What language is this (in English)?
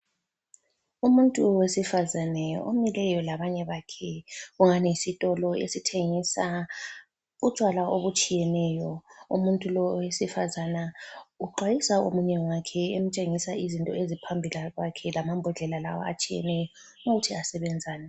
North Ndebele